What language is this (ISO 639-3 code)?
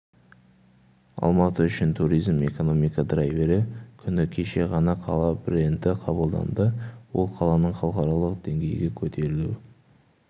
kaz